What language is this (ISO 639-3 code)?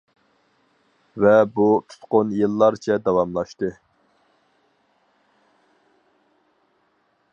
uig